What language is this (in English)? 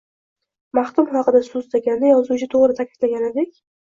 Uzbek